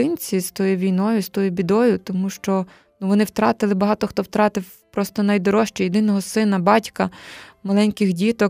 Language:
Ukrainian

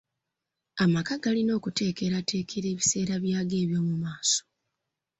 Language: Ganda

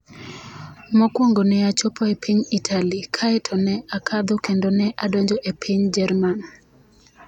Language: Luo (Kenya and Tanzania)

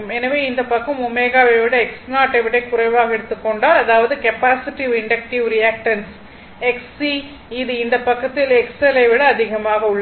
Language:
Tamil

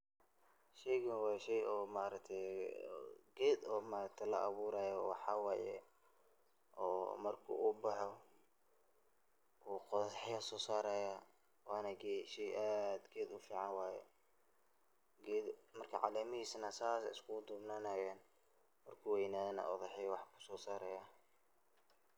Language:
Somali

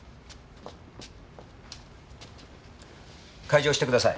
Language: Japanese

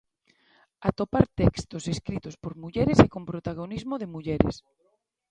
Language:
Galician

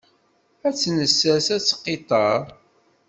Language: Kabyle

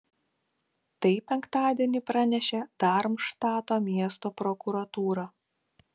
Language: Lithuanian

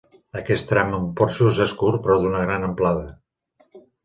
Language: Catalan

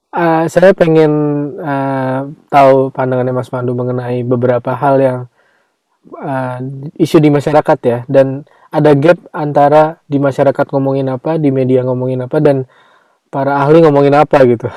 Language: Indonesian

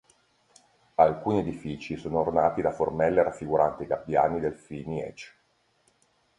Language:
Italian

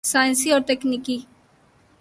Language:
Urdu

